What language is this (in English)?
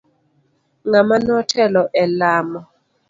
Luo (Kenya and Tanzania)